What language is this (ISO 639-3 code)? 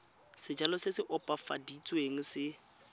tsn